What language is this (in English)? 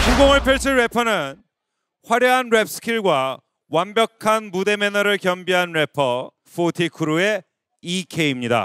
Korean